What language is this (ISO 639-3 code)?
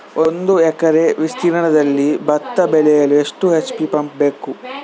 kan